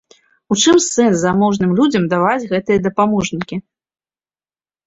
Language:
Belarusian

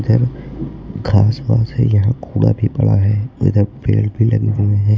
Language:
Hindi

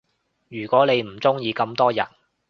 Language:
Cantonese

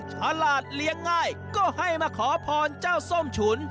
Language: Thai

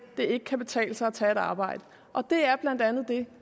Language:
Danish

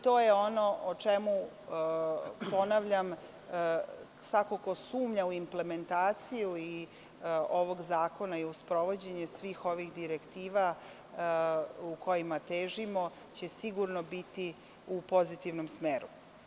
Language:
Serbian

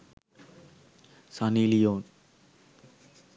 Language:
Sinhala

